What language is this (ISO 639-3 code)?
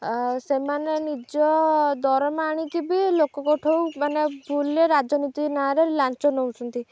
ori